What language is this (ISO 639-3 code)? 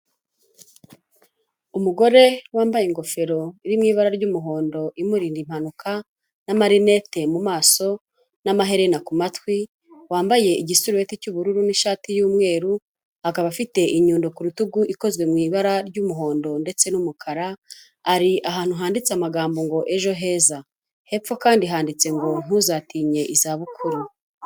kin